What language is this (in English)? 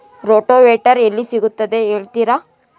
Kannada